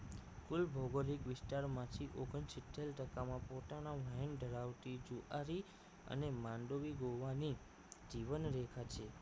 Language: Gujarati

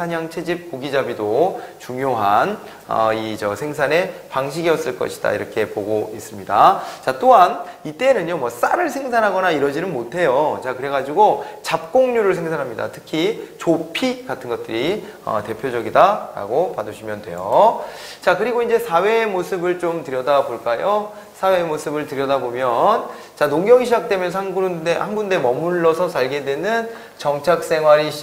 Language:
Korean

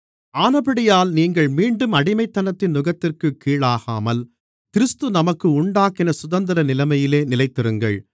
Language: Tamil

